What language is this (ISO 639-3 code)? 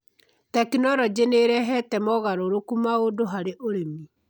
kik